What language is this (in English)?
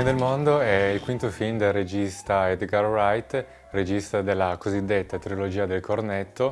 Italian